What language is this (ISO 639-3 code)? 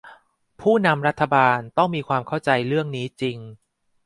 tha